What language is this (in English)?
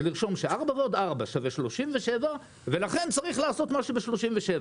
Hebrew